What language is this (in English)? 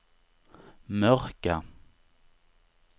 Swedish